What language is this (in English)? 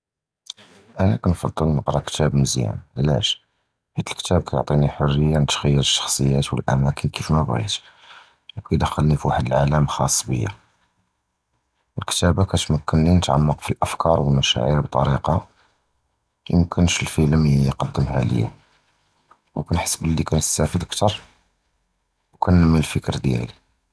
Judeo-Arabic